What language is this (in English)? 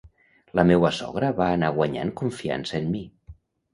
Catalan